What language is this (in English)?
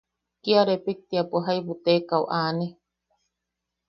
Yaqui